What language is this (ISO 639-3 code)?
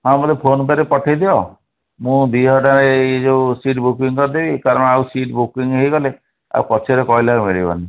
ori